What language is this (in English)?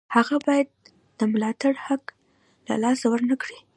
Pashto